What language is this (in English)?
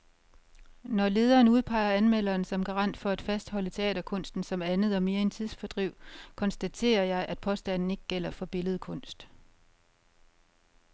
Danish